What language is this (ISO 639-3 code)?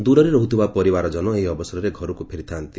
ori